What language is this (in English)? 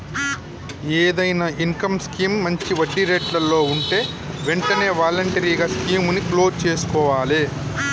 Telugu